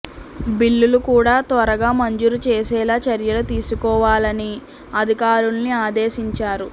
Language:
Telugu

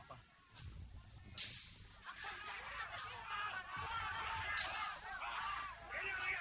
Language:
Indonesian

